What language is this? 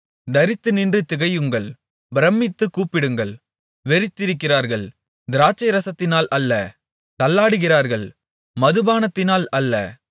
Tamil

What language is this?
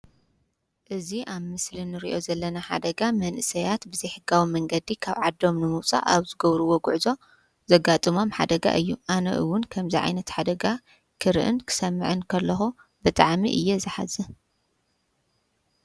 Tigrinya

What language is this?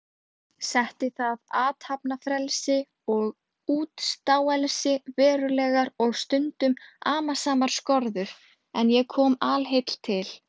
Icelandic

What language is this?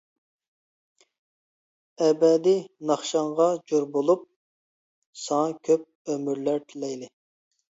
Uyghur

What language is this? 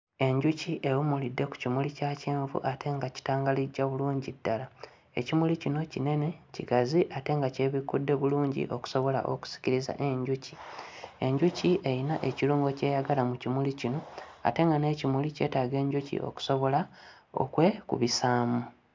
Ganda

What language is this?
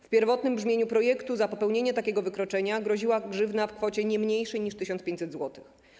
Polish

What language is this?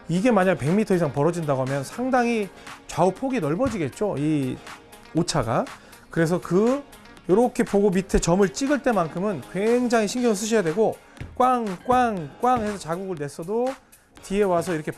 Korean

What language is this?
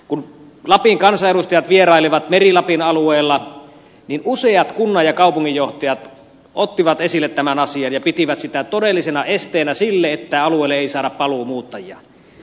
Finnish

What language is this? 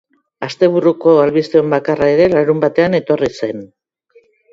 Basque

